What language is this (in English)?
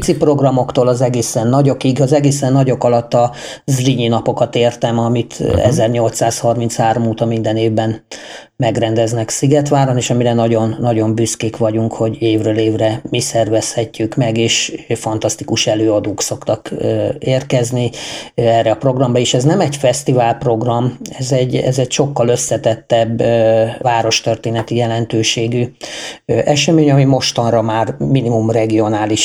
Hungarian